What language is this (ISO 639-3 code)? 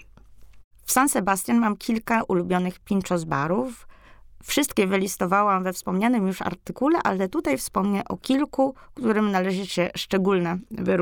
pol